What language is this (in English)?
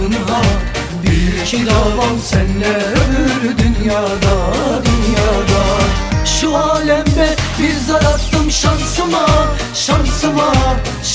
Korean